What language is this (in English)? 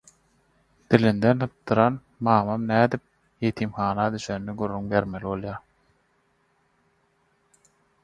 Turkmen